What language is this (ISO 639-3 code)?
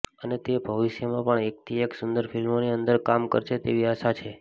guj